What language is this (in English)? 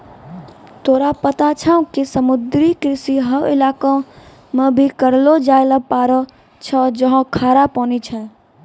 Maithili